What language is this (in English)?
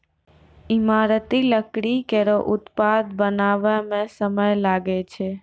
Maithili